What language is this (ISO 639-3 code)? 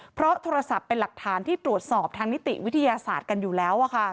tha